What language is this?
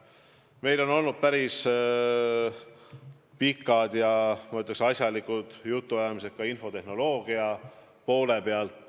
Estonian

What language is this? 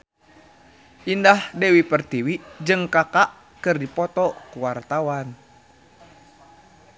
Sundanese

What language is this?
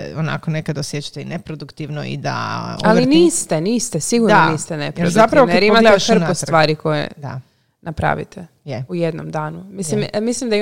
Croatian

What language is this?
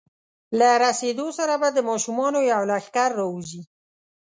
Pashto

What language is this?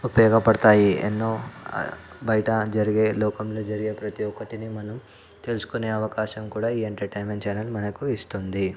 Telugu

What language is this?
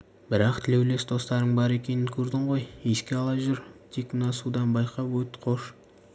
Kazakh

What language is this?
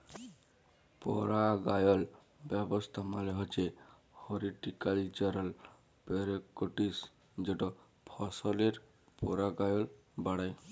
Bangla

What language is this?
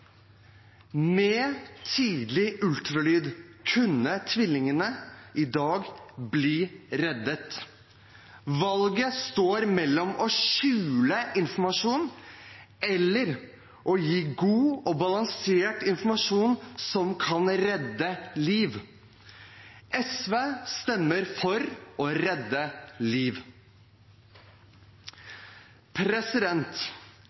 Norwegian Bokmål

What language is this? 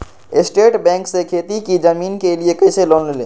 Magahi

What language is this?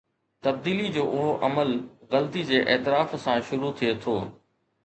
Sindhi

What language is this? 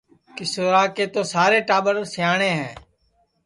Sansi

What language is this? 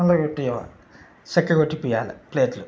Telugu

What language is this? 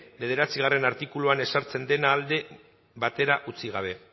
Basque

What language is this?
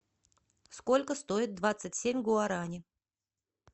Russian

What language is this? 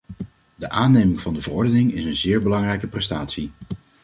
Dutch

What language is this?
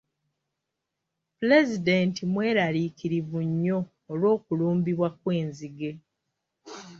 Ganda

